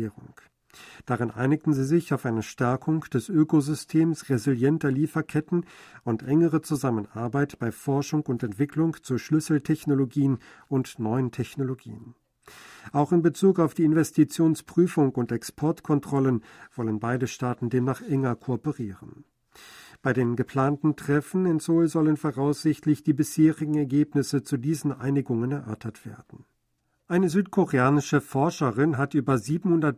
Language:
German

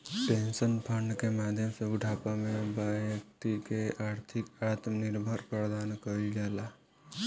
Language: Bhojpuri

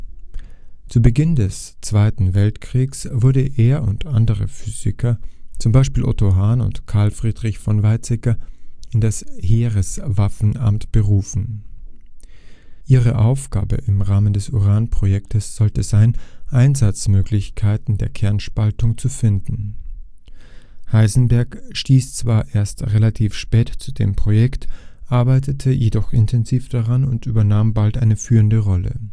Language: German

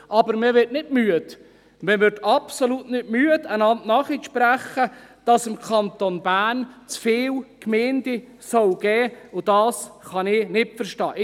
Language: Swiss German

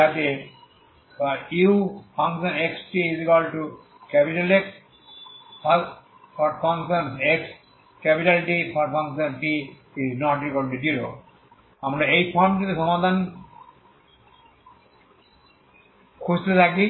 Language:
Bangla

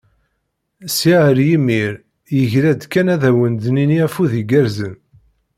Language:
Kabyle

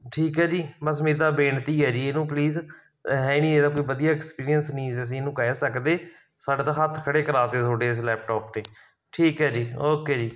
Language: Punjabi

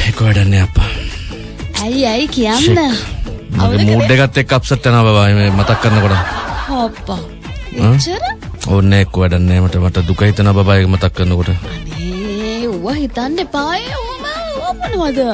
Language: Indonesian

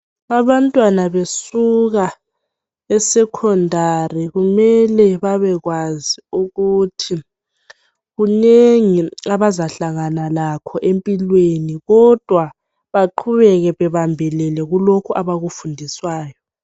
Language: North Ndebele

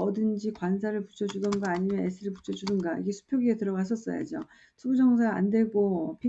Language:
Korean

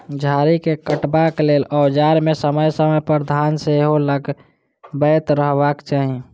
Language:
Maithili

